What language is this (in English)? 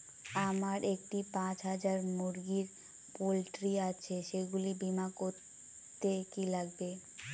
Bangla